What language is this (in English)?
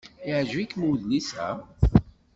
Kabyle